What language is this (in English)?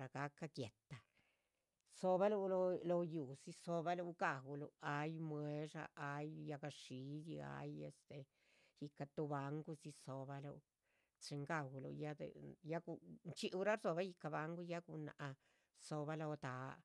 Chichicapan Zapotec